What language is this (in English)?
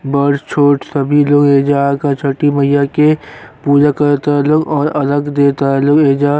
Bhojpuri